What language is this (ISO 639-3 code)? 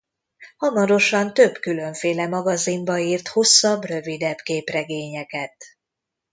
hun